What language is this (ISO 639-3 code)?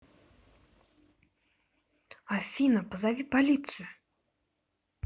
rus